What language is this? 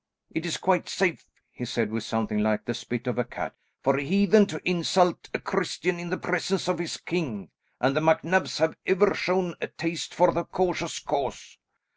English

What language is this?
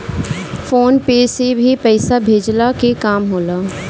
Bhojpuri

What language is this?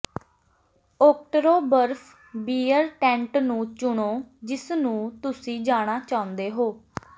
Punjabi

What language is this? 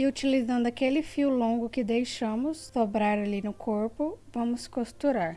Portuguese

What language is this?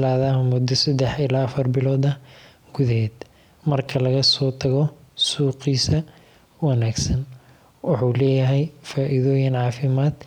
Somali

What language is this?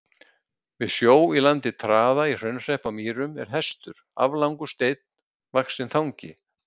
Icelandic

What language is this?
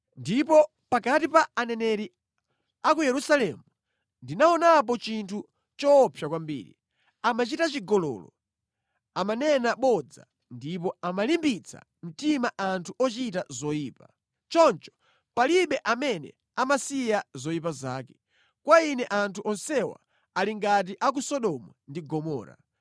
Nyanja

